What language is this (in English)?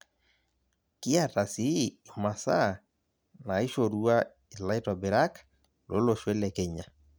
Masai